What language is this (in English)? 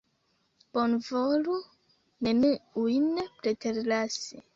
Esperanto